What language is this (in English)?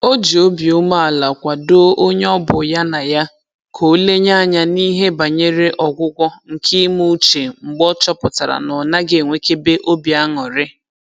Igbo